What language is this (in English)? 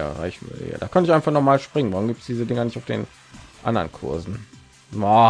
German